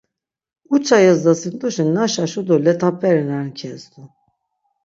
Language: Laz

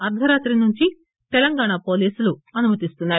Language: Telugu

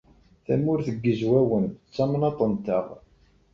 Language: Kabyle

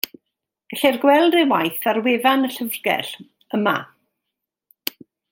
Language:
Welsh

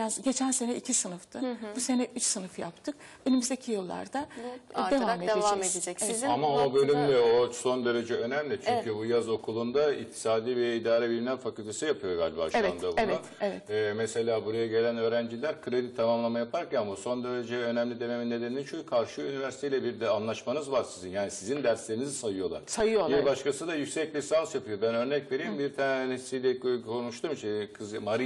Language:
Turkish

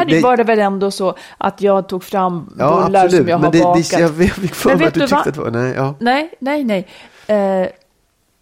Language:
Swedish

